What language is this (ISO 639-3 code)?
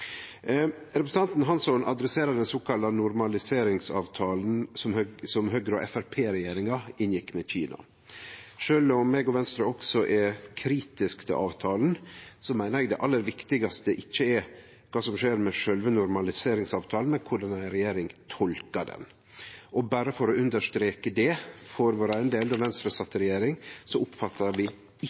nno